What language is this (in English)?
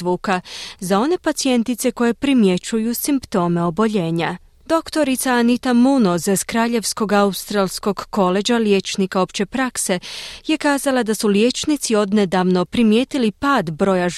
Croatian